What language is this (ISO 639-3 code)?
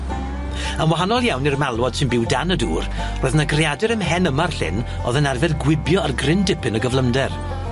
cym